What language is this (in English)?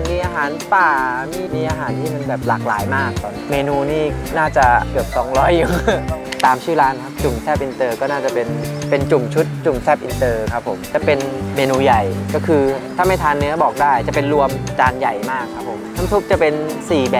Thai